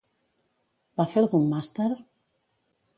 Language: Catalan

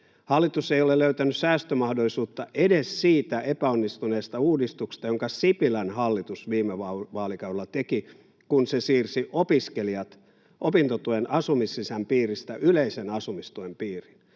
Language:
Finnish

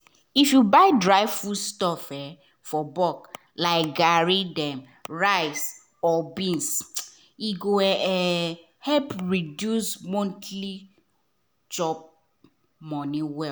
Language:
Nigerian Pidgin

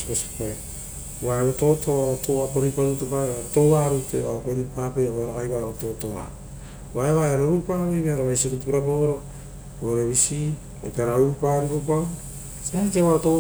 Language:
Rotokas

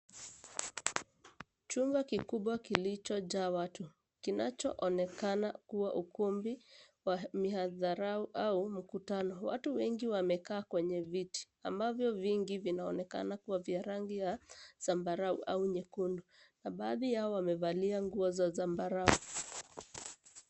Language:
Swahili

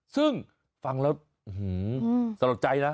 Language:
Thai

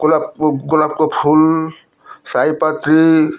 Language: Nepali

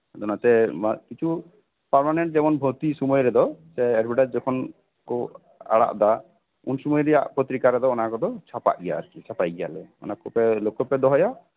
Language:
Santali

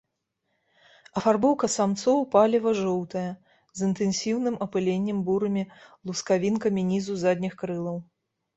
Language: Belarusian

